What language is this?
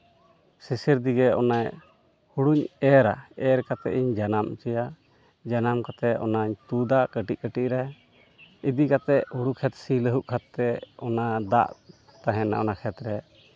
Santali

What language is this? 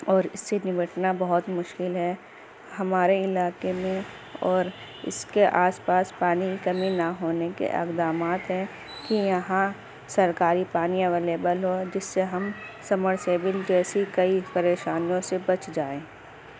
Urdu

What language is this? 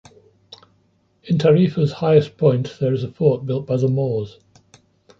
English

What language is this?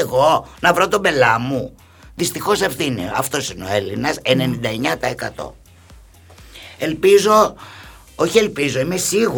Greek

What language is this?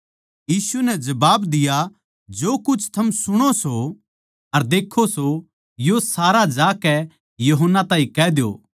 Haryanvi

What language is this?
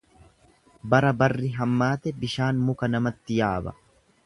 Oromo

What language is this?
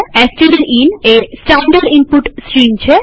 Gujarati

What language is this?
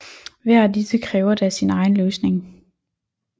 Danish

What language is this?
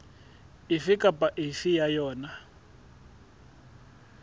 Southern Sotho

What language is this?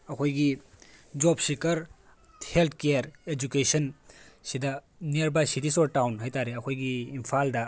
Manipuri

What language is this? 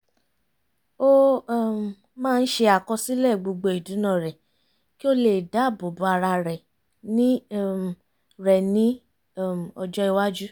Yoruba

